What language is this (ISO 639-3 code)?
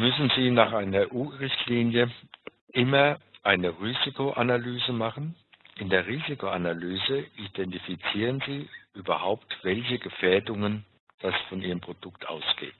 deu